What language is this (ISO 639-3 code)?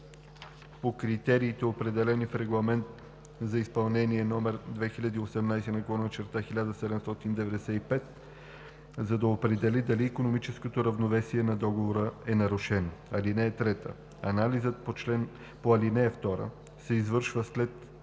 bul